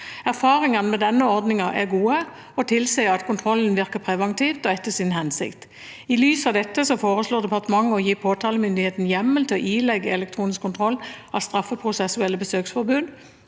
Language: Norwegian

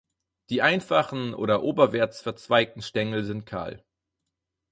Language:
German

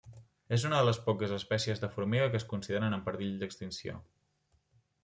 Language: Catalan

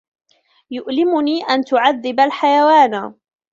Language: Arabic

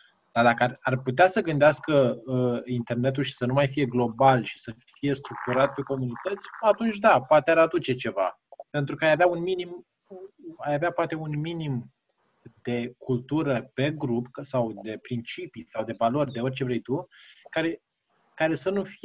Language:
Romanian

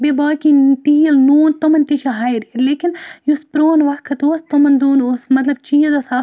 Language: Kashmiri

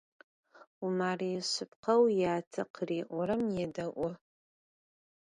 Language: Adyghe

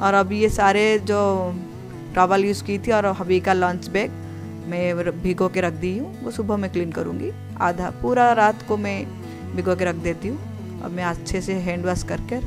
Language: Hindi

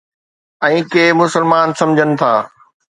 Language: Sindhi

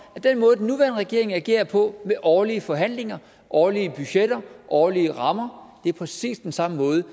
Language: Danish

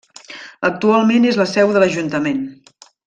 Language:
Catalan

